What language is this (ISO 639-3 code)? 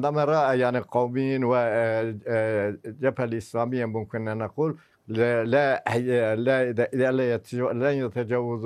ara